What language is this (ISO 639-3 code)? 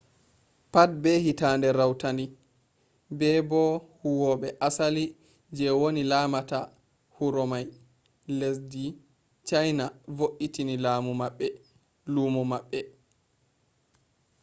ful